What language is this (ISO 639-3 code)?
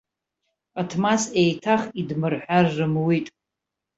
abk